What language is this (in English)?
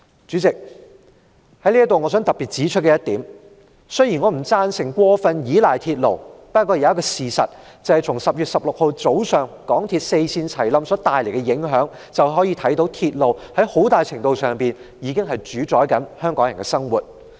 Cantonese